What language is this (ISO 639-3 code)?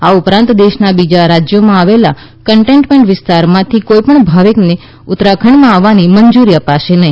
guj